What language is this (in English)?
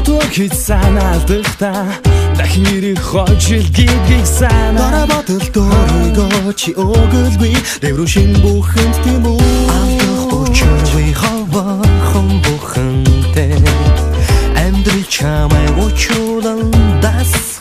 Polish